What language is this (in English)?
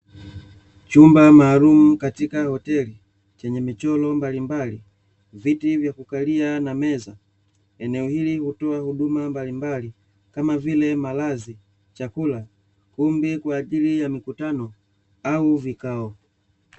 Swahili